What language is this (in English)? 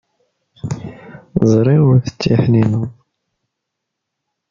Kabyle